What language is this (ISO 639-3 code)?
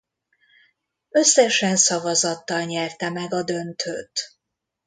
hun